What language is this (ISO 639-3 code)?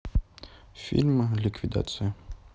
rus